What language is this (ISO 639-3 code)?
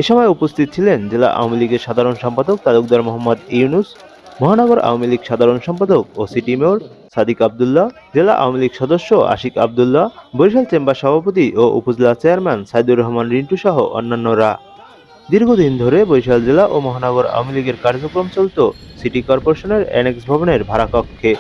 ben